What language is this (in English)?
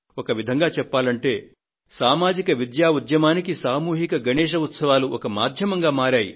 Telugu